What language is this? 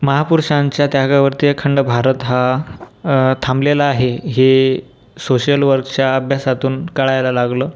Marathi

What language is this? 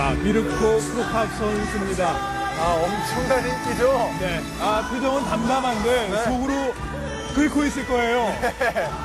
Korean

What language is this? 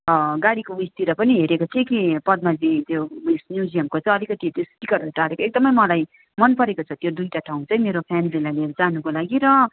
Nepali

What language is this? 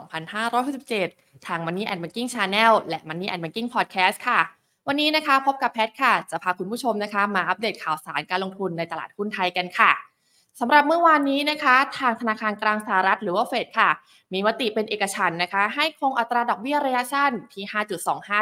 Thai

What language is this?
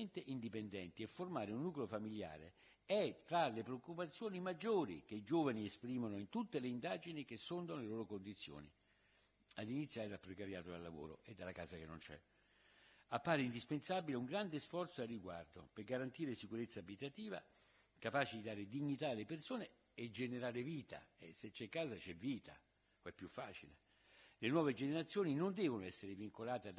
Italian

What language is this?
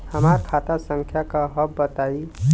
Bhojpuri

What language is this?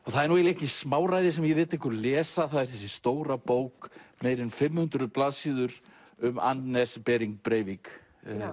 Icelandic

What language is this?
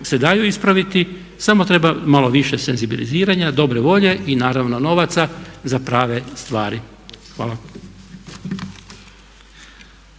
Croatian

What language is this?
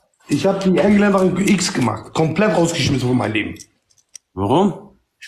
German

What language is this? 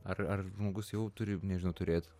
Lithuanian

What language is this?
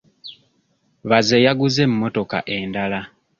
Ganda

